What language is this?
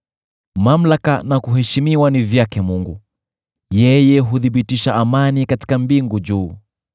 Swahili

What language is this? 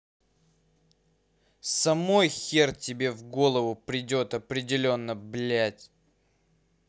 Russian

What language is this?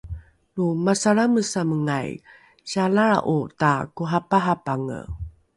Rukai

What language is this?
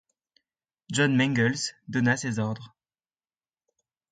French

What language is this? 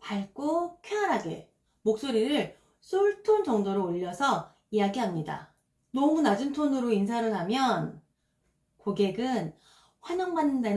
Korean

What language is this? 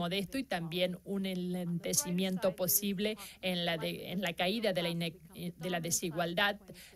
Spanish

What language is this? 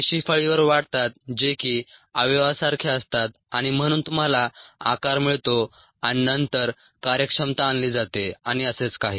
Marathi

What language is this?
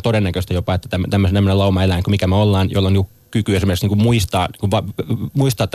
Finnish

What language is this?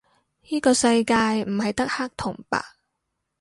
Cantonese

